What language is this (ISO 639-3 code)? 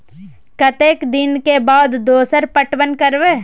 mai